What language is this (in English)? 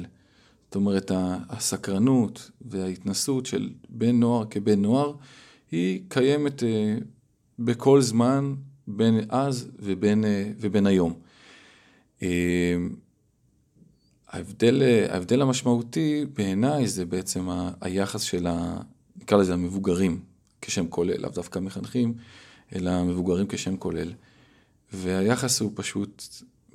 Hebrew